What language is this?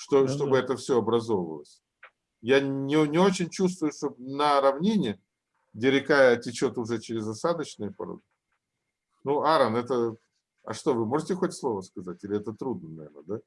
Russian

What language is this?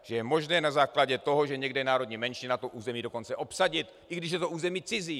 Czech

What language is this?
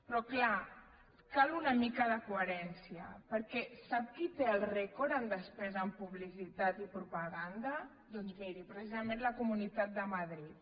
Catalan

